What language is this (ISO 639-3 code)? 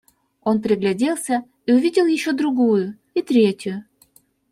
rus